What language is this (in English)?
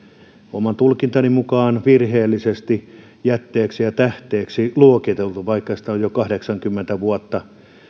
Finnish